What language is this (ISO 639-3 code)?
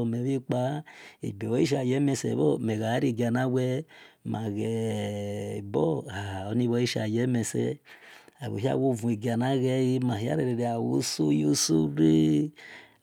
ish